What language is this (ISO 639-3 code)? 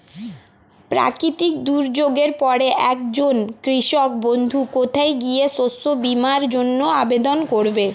ben